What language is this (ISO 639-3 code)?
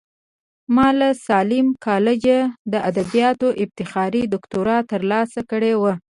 pus